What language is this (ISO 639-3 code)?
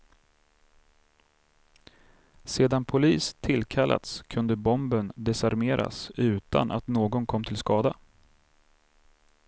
swe